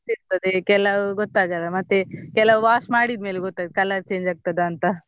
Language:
Kannada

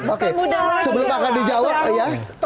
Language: Indonesian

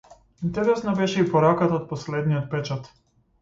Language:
Macedonian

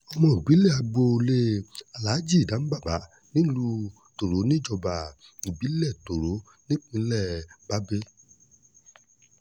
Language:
Yoruba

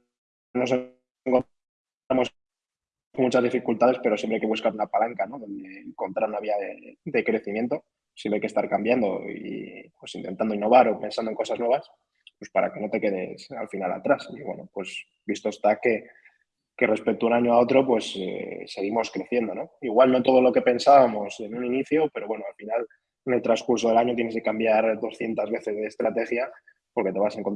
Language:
Spanish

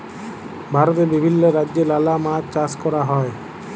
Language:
Bangla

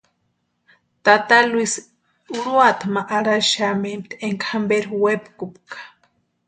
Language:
Western Highland Purepecha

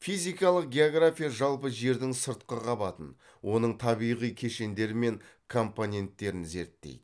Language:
Kazakh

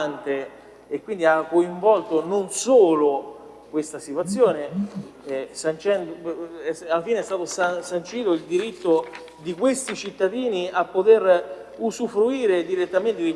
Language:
Italian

